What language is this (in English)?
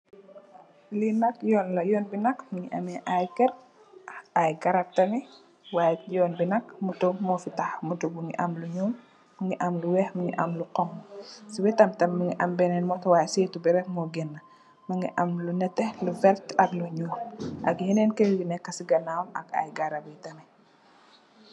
Wolof